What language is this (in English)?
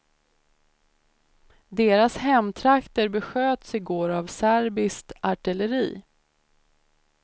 Swedish